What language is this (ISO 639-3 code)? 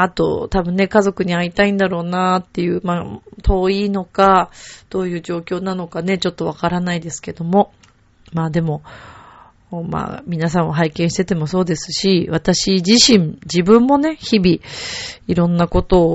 jpn